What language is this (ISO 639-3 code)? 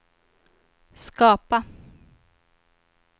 swe